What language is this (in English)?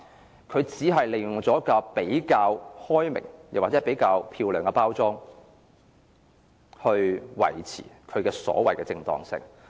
Cantonese